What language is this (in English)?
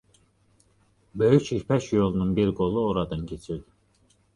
Azerbaijani